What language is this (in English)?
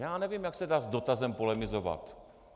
Czech